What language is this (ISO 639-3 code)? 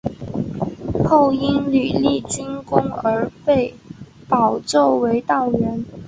zho